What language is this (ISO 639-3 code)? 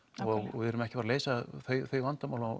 isl